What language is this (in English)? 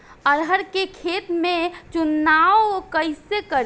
Bhojpuri